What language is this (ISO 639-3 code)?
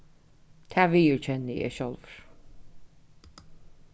fao